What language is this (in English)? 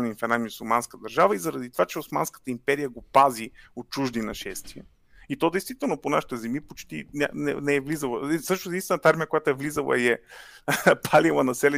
Bulgarian